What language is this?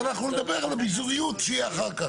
Hebrew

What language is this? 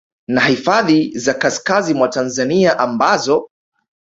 Swahili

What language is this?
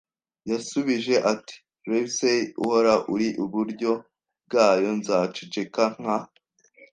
Kinyarwanda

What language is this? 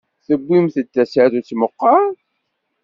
Kabyle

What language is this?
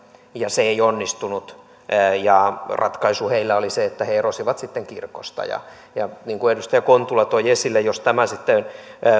Finnish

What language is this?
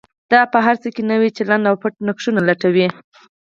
Pashto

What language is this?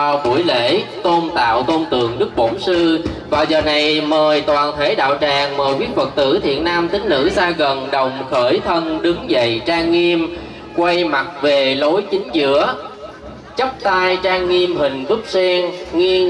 Vietnamese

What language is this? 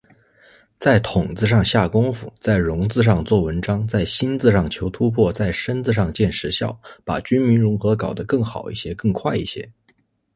Chinese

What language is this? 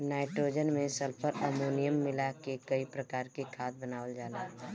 Bhojpuri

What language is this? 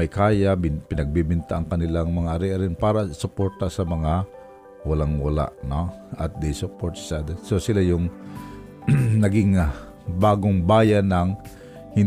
Filipino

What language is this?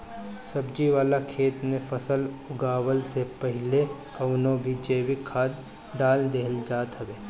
Bhojpuri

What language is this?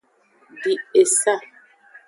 Aja (Benin)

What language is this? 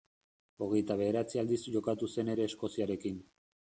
Basque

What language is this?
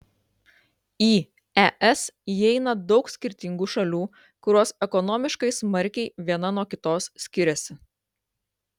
Lithuanian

